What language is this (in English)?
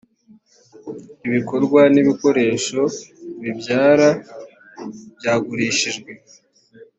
Kinyarwanda